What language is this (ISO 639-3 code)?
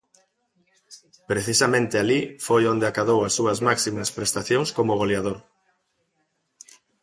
glg